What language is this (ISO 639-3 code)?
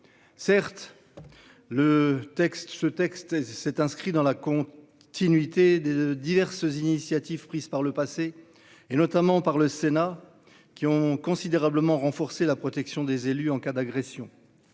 fra